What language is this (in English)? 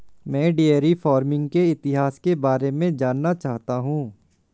Hindi